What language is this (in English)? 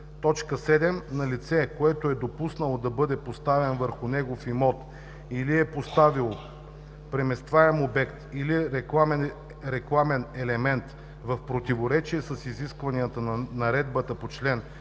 Bulgarian